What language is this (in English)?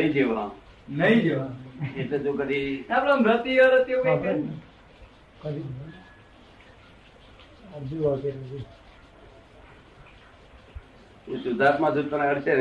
Gujarati